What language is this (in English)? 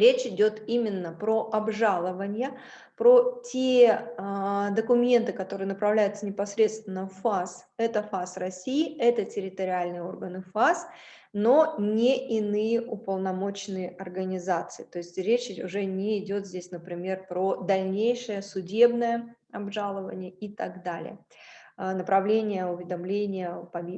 Russian